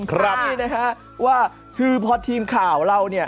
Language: Thai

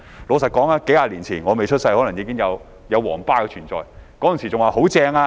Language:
Cantonese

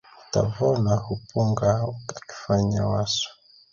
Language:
Swahili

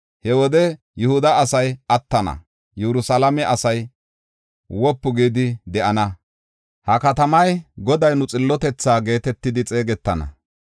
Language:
Gofa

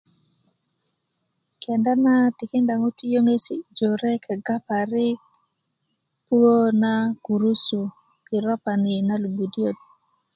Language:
Kuku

